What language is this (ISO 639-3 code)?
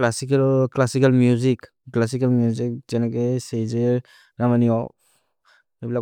mrr